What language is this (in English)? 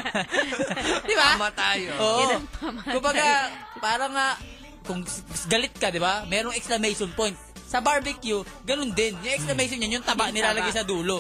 Filipino